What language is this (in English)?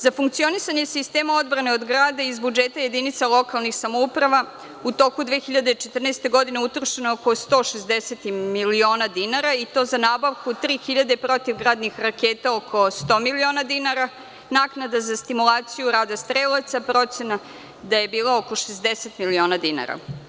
Serbian